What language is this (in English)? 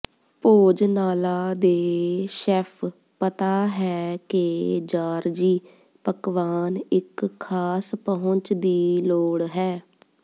Punjabi